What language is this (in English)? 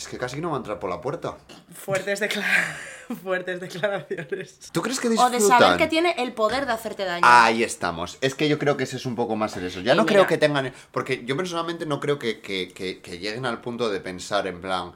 Spanish